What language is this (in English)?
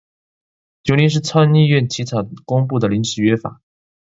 Chinese